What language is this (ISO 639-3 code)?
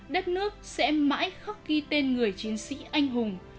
vie